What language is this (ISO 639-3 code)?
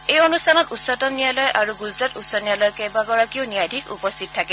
asm